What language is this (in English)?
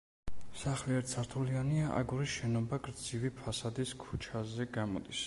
Georgian